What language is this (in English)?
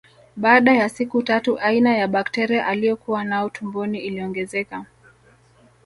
Swahili